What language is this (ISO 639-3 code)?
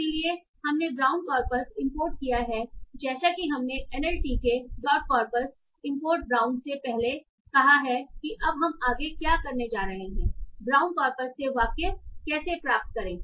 hin